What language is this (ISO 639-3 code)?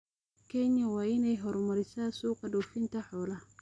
som